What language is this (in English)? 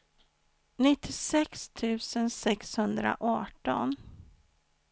Swedish